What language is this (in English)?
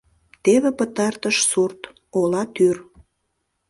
Mari